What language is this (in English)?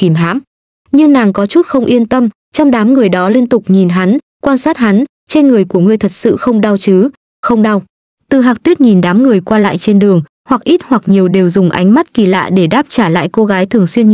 Vietnamese